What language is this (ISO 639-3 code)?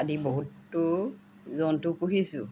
asm